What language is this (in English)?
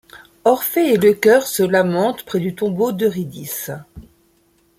French